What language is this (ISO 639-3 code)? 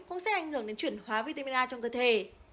vie